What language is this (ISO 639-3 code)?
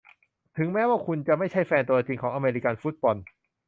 tha